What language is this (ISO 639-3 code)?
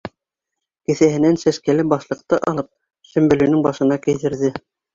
bak